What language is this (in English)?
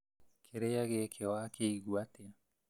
Kikuyu